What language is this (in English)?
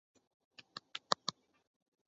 Chinese